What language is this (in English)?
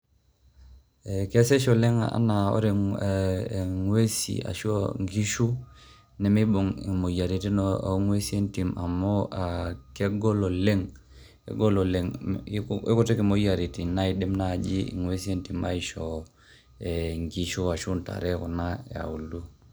Masai